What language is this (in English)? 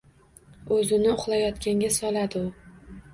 Uzbek